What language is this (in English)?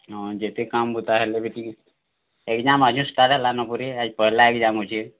Odia